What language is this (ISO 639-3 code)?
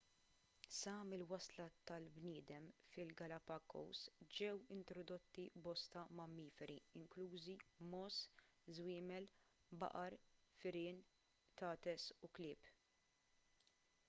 mlt